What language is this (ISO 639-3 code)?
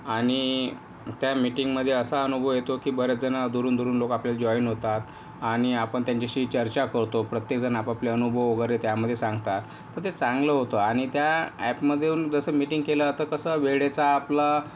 mar